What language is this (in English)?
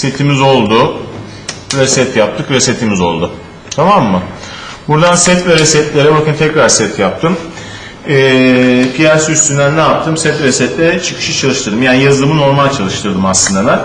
Turkish